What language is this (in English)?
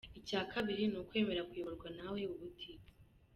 Kinyarwanda